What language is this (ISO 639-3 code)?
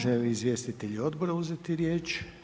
hrv